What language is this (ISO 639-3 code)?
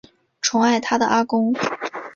zho